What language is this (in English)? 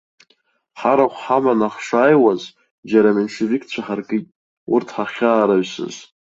Abkhazian